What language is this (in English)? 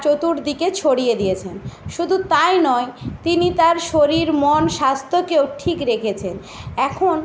Bangla